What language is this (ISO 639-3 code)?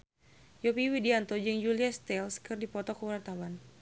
sun